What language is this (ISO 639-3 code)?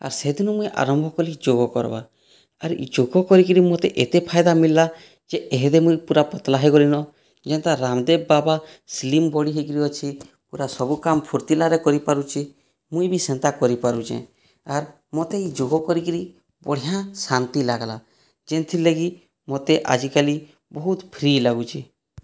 ori